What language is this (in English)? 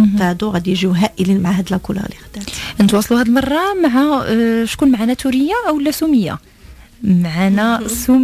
Arabic